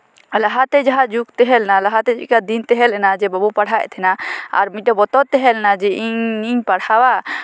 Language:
Santali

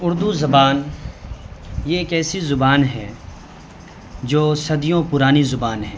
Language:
Urdu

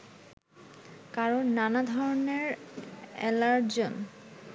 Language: Bangla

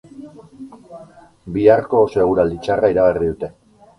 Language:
Basque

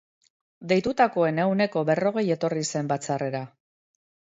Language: Basque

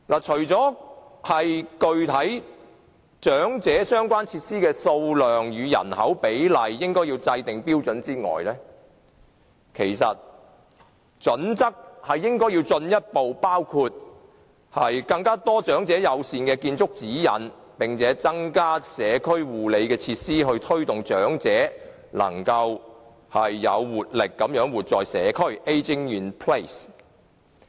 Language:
Cantonese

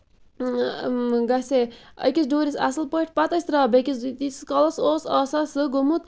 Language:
Kashmiri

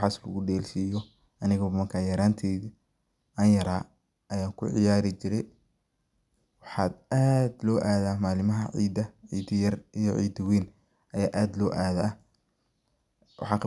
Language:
Somali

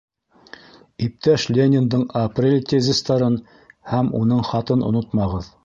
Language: Bashkir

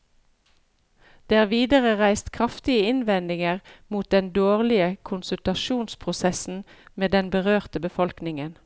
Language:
Norwegian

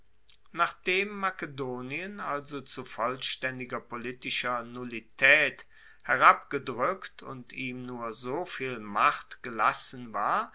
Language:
German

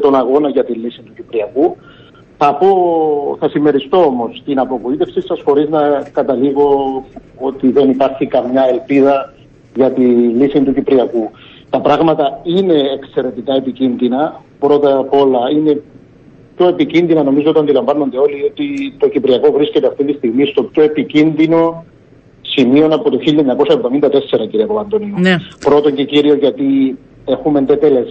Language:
Greek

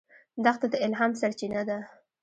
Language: Pashto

